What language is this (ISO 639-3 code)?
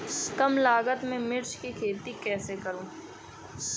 hin